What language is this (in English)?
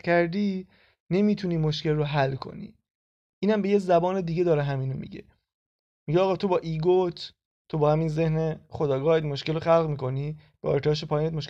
Persian